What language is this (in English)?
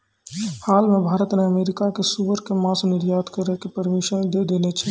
Maithili